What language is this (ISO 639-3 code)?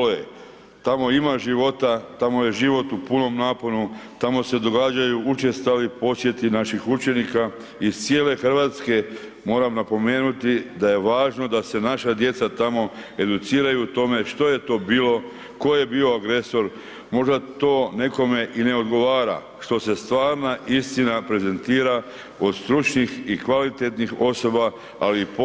hrv